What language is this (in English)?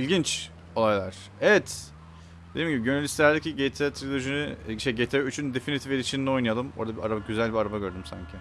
Turkish